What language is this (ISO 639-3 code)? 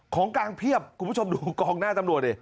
tha